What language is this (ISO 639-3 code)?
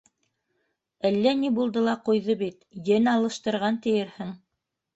bak